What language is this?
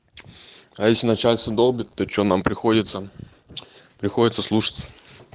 Russian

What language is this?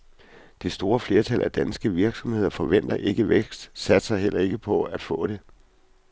Danish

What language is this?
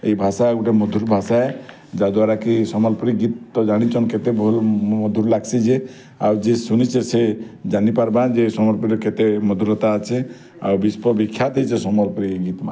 Odia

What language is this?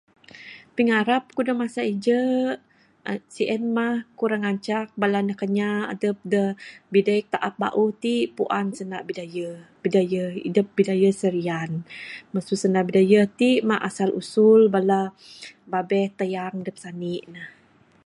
Bukar-Sadung Bidayuh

